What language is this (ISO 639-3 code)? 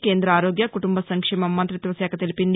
tel